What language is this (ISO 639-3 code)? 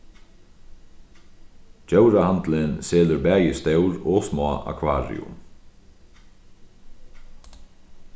fao